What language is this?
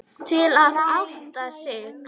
Icelandic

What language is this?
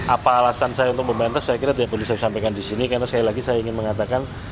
Indonesian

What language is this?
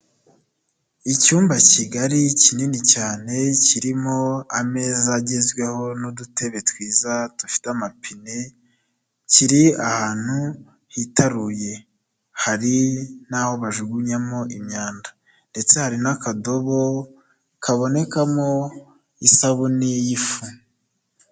Kinyarwanda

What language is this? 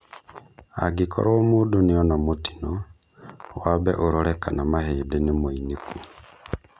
Kikuyu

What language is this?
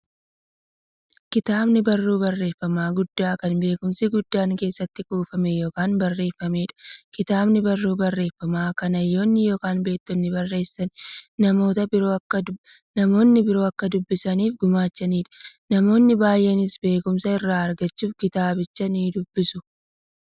Oromo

